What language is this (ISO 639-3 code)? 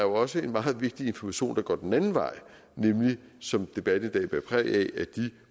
dan